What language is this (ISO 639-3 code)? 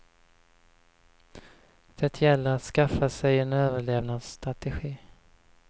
swe